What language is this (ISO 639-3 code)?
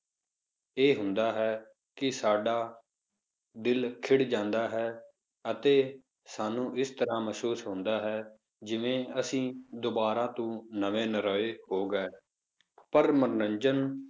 pan